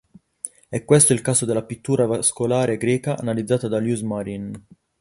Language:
Italian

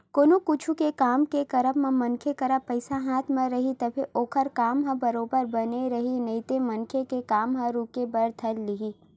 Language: Chhattisgarhi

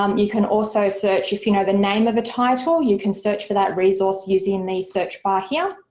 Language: English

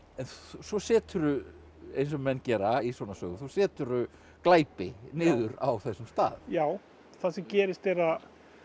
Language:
Icelandic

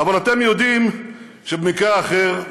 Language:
Hebrew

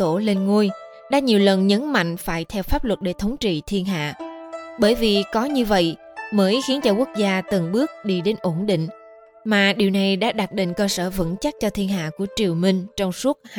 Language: Vietnamese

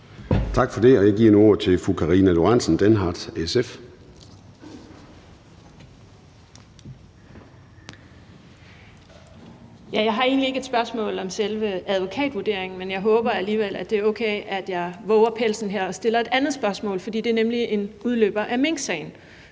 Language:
Danish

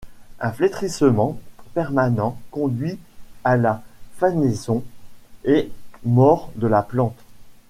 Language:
French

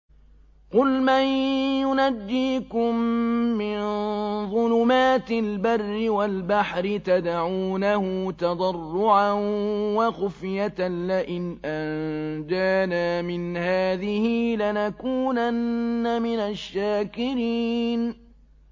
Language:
Arabic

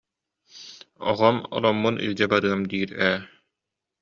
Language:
Yakut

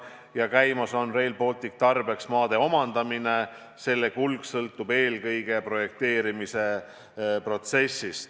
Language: Estonian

